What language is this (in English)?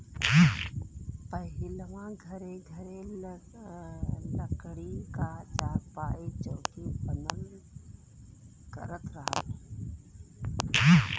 Bhojpuri